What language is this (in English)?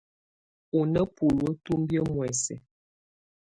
Tunen